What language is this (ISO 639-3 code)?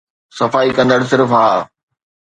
snd